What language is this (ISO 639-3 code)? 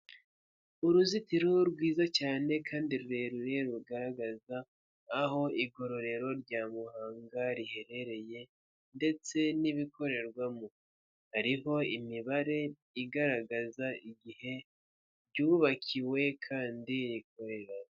kin